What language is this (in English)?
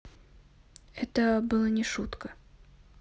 Russian